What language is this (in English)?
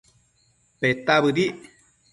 Matsés